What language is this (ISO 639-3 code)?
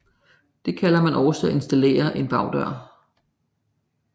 dan